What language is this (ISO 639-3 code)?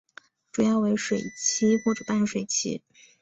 zho